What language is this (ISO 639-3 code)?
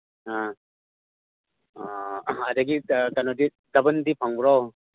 mni